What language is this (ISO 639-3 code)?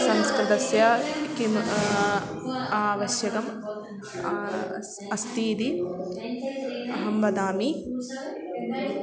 san